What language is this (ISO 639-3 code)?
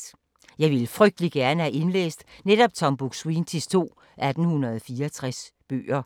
dan